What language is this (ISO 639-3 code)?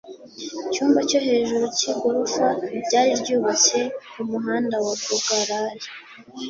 kin